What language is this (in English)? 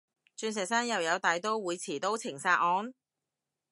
Cantonese